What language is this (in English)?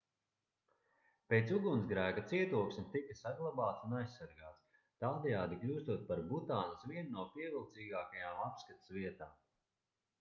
Latvian